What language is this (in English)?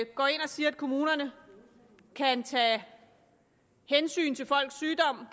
Danish